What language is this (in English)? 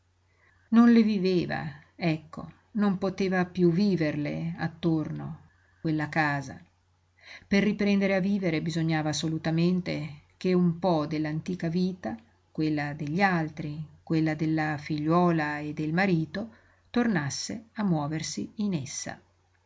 Italian